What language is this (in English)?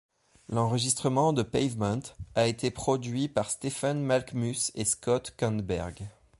French